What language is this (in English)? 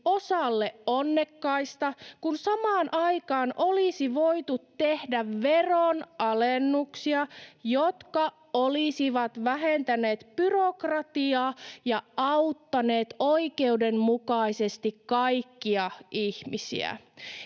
Finnish